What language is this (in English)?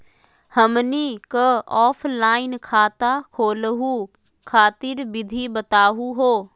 Magahi